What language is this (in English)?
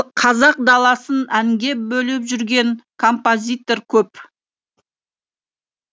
Kazakh